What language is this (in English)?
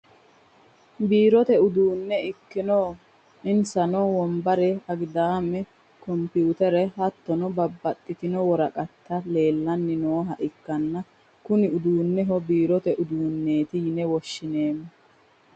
Sidamo